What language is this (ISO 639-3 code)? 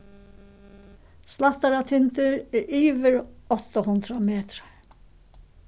fao